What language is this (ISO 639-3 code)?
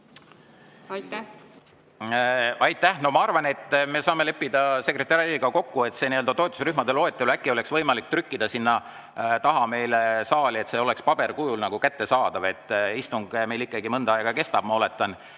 est